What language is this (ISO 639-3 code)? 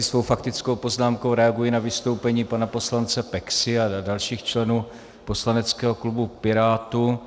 ces